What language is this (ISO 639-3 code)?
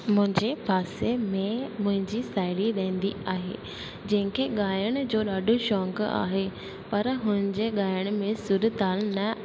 snd